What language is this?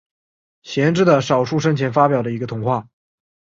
Chinese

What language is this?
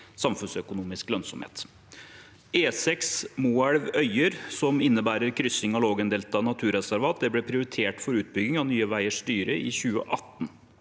Norwegian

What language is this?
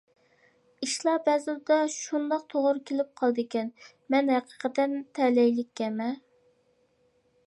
Uyghur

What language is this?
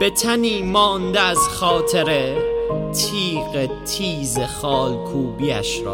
Persian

